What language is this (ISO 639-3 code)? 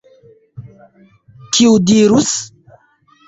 epo